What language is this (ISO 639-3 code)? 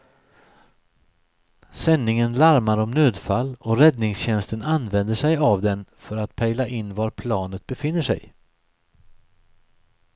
swe